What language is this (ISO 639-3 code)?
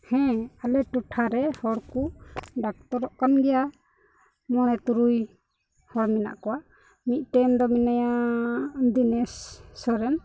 sat